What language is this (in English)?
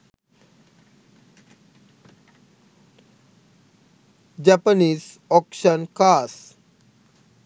Sinhala